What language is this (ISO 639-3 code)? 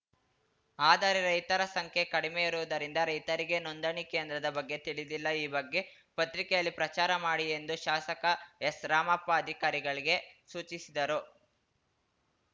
kan